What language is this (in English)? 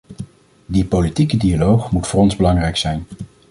Dutch